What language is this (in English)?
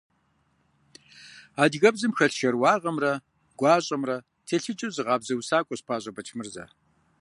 Kabardian